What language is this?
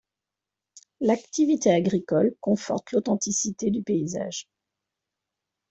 French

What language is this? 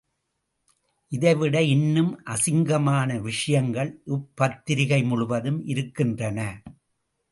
Tamil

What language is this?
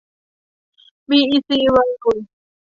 Thai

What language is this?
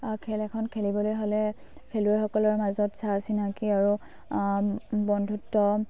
Assamese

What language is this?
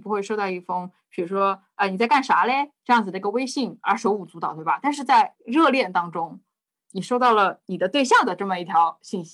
Chinese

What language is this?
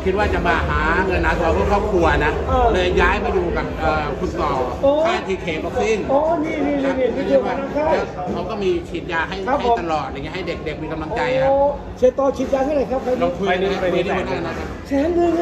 Thai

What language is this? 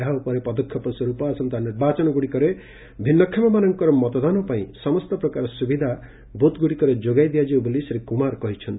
Odia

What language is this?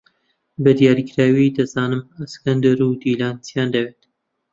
Central Kurdish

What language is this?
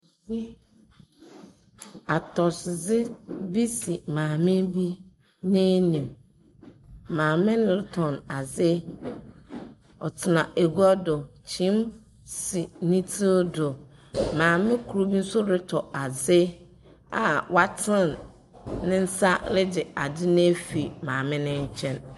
Akan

